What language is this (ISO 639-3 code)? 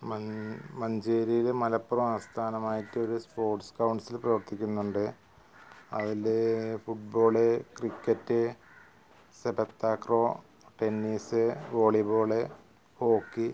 mal